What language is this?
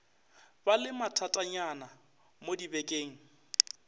Northern Sotho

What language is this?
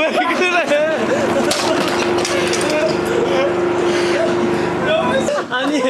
Korean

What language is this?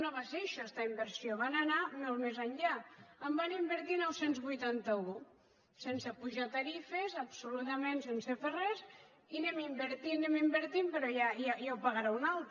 Catalan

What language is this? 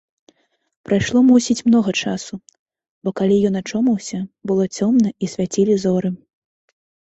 Belarusian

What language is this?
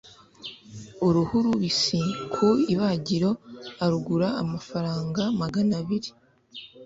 Kinyarwanda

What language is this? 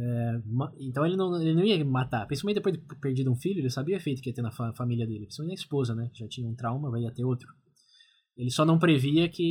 Portuguese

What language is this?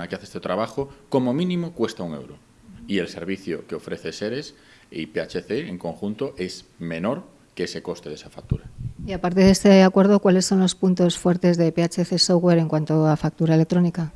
Spanish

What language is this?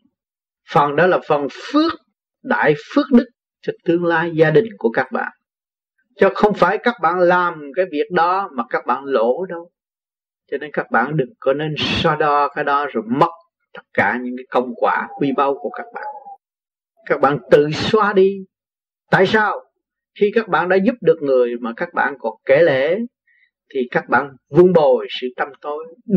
Vietnamese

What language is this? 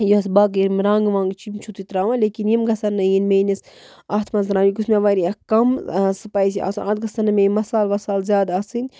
Kashmiri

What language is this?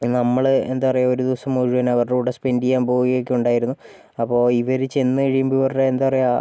Malayalam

